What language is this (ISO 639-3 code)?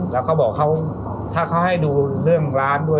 tha